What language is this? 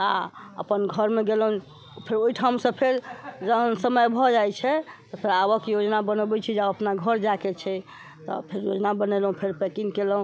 Maithili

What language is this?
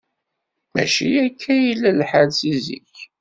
Kabyle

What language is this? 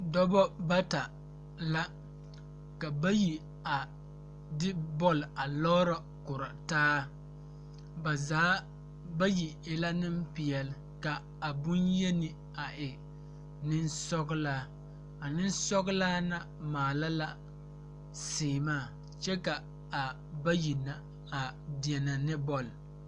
Southern Dagaare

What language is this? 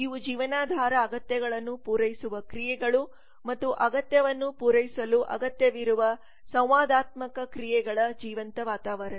Kannada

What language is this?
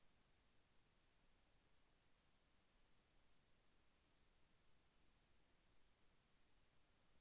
Telugu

